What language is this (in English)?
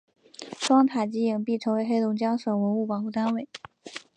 Chinese